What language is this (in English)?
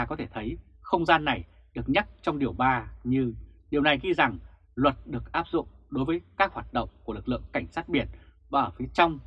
Vietnamese